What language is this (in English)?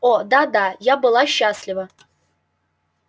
Russian